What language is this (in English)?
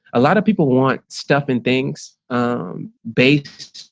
English